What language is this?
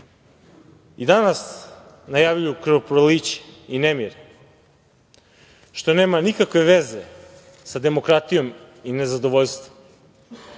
Serbian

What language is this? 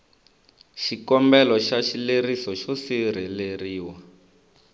Tsonga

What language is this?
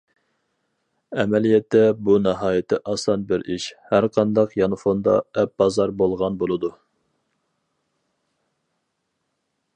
Uyghur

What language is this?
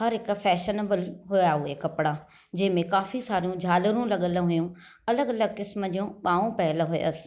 Sindhi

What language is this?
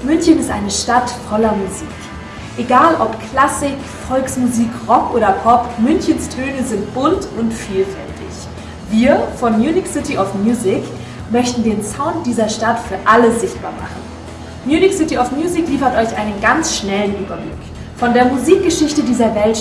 German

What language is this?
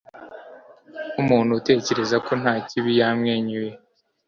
Kinyarwanda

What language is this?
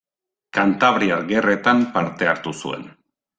Basque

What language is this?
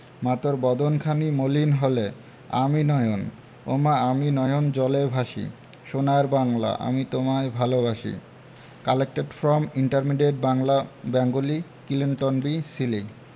Bangla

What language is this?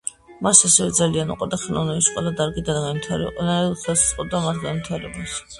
Georgian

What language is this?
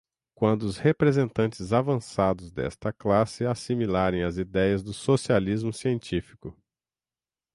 Portuguese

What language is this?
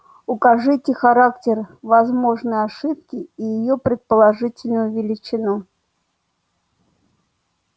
Russian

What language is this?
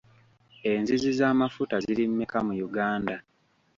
Ganda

